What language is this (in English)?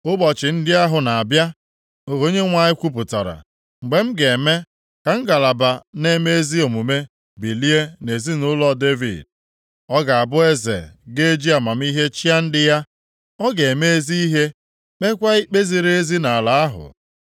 Igbo